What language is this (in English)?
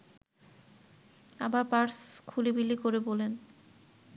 Bangla